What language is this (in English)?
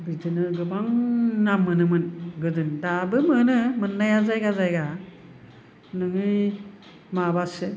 Bodo